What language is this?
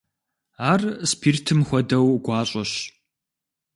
Kabardian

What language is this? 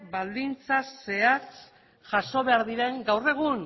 Basque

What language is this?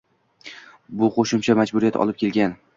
Uzbek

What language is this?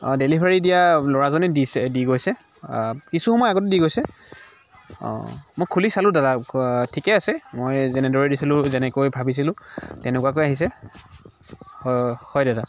Assamese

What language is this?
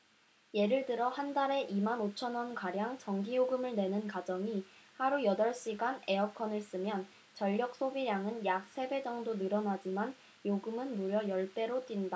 Korean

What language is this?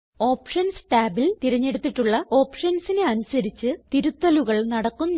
Malayalam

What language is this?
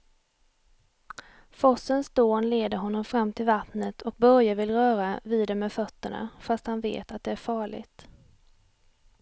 Swedish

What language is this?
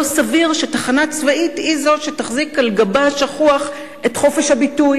Hebrew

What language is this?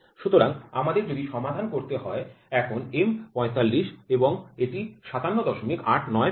Bangla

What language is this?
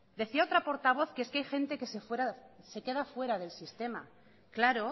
Spanish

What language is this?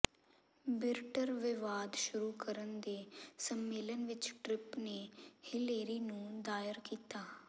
Punjabi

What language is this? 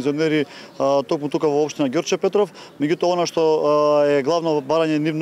Macedonian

